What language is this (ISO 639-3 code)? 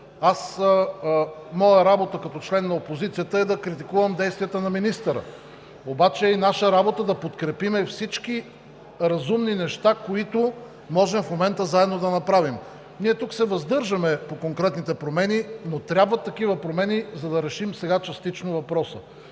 bul